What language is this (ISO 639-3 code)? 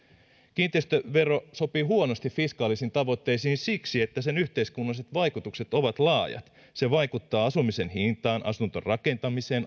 fin